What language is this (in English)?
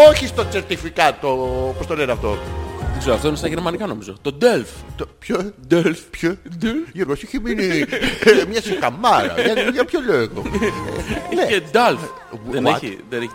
Greek